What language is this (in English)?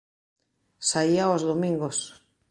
Galician